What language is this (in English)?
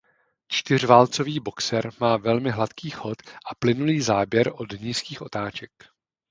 Czech